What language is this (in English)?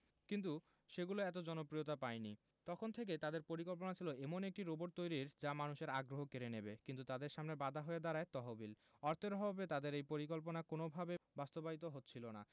Bangla